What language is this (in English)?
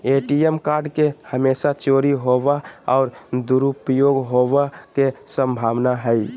Magahi